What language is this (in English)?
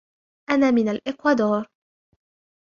Arabic